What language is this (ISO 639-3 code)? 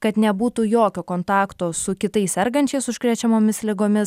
lit